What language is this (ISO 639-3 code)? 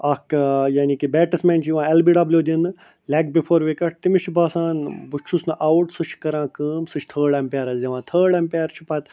kas